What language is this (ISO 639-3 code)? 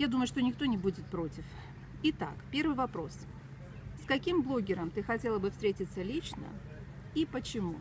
rus